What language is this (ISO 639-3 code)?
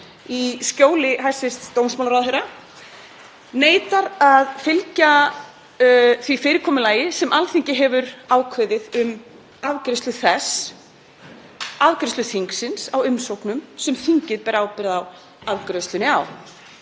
isl